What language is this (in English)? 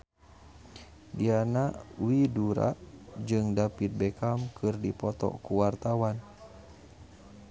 Sundanese